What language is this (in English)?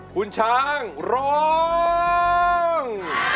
Thai